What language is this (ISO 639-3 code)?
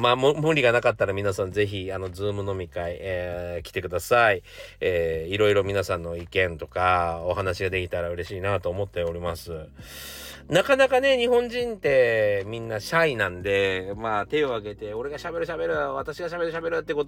jpn